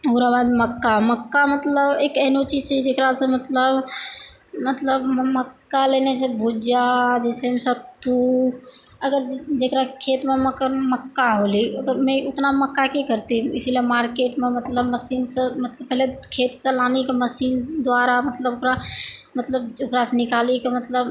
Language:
Maithili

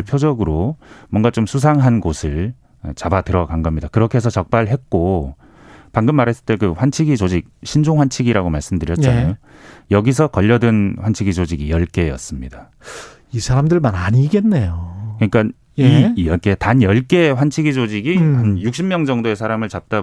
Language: Korean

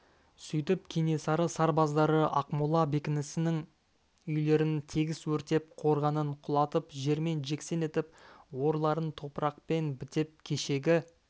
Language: Kazakh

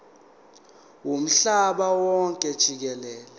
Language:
Zulu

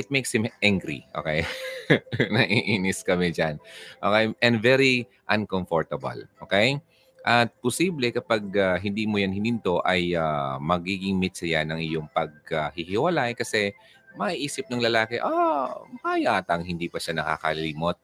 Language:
Filipino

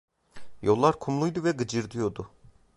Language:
Turkish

